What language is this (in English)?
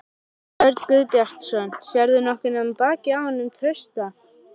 Icelandic